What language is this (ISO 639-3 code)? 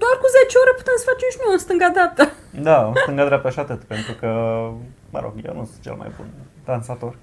ron